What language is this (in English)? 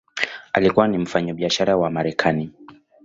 Swahili